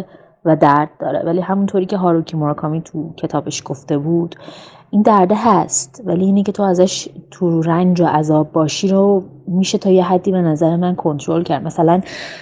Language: Persian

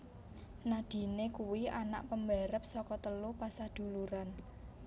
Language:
Javanese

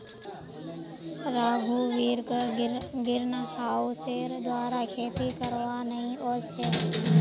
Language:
Magahi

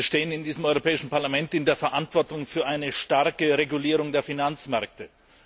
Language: German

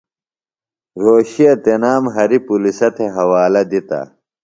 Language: Phalura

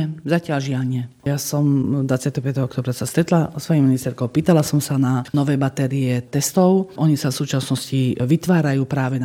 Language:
Slovak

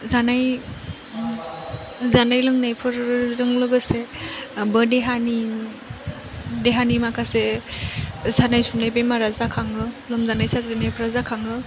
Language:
Bodo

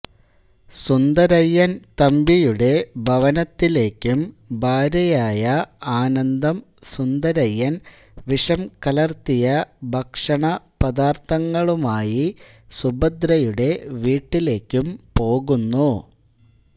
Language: Malayalam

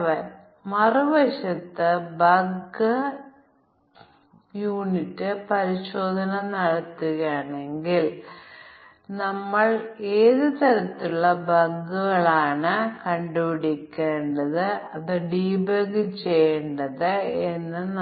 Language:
Malayalam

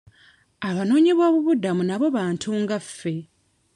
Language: Ganda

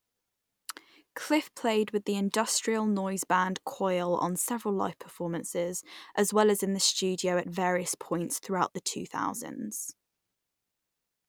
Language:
English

